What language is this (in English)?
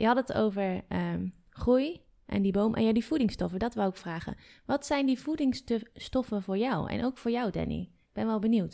Dutch